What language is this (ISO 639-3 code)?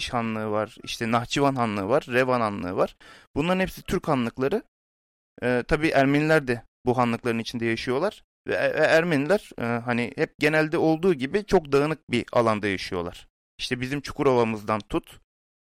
tur